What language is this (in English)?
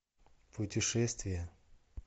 Russian